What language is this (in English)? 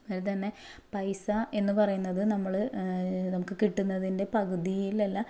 Malayalam